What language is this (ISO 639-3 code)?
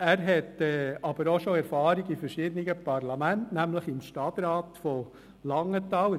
gsw